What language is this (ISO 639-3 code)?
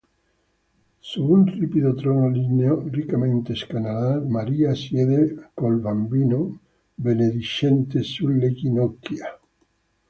ita